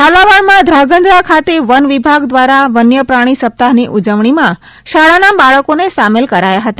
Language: Gujarati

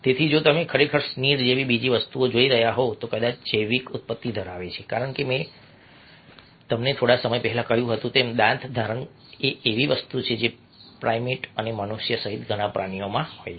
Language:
Gujarati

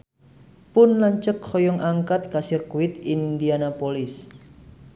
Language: Sundanese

